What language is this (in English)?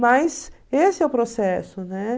Portuguese